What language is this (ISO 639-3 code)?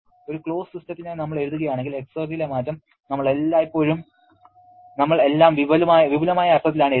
mal